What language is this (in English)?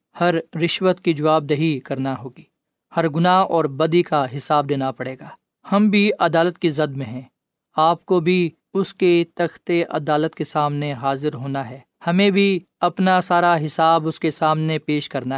Urdu